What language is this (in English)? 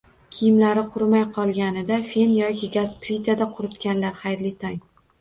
Uzbek